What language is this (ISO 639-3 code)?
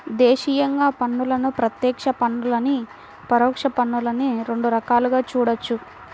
tel